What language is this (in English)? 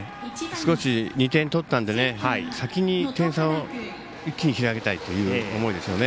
Japanese